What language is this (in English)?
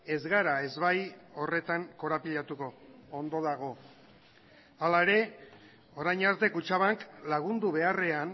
Basque